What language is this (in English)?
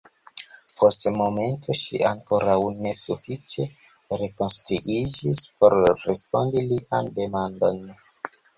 Esperanto